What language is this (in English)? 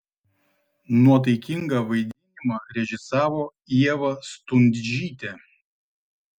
Lithuanian